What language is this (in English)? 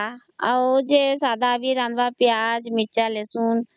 Odia